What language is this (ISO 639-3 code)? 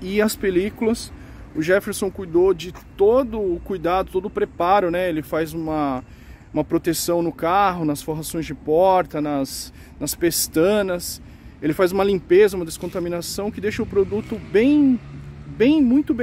por